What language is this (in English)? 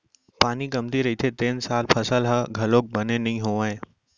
Chhattisgarhi